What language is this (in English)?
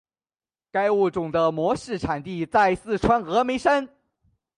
Chinese